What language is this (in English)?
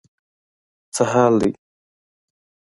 Pashto